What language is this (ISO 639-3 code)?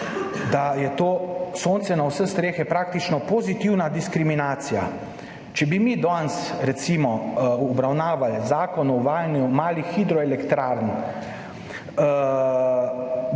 slv